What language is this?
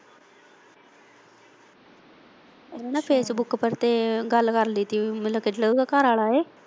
Punjabi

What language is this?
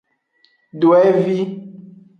Aja (Benin)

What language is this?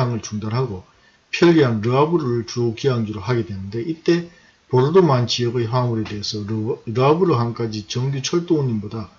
Korean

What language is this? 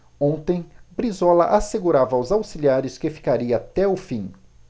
Portuguese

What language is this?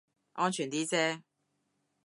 Cantonese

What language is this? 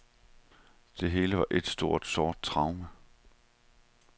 Danish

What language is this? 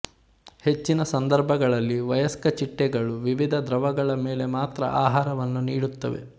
Kannada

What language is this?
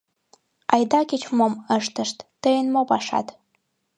Mari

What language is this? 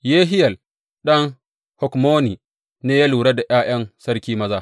Hausa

